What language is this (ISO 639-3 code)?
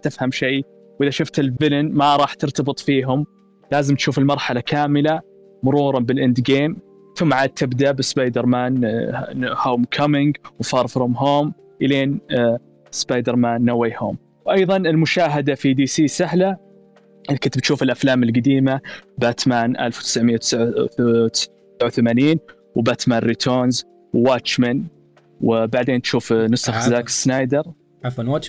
ara